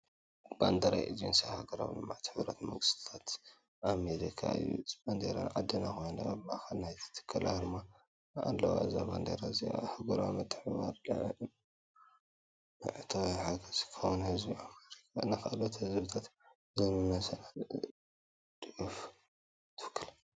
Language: Tigrinya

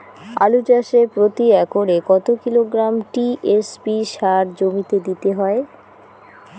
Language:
Bangla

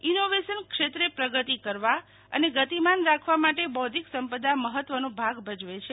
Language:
Gujarati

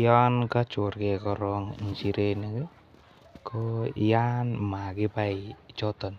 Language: Kalenjin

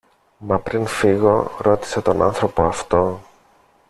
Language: Greek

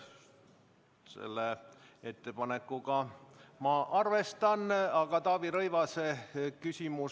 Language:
Estonian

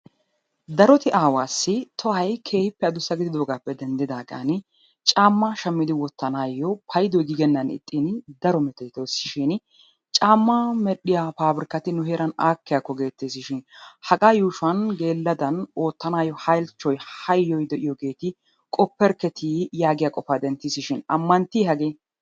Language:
Wolaytta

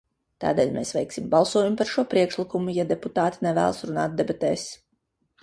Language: Latvian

